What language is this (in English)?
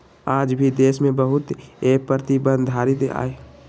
Magahi